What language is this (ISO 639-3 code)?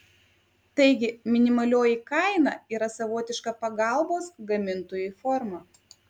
lit